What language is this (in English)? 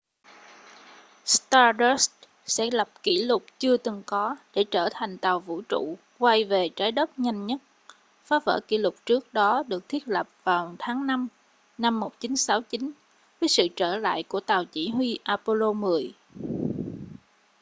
Vietnamese